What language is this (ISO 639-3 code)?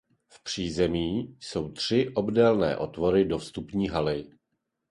ces